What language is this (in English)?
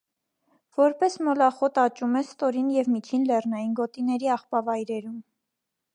Armenian